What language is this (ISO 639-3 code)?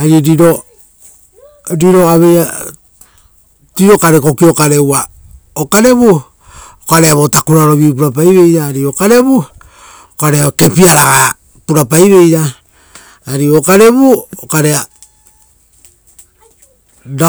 roo